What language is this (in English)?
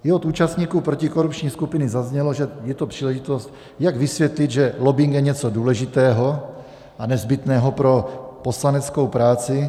Czech